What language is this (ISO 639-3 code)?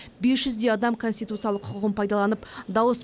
kaz